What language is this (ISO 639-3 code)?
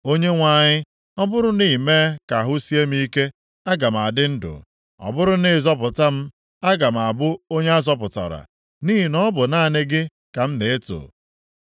ibo